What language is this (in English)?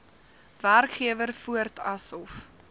Afrikaans